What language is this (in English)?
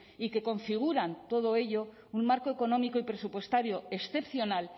Spanish